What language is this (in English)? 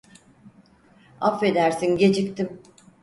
Turkish